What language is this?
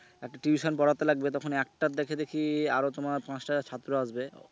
Bangla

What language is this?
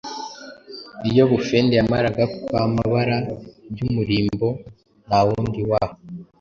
Kinyarwanda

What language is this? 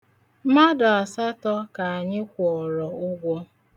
Igbo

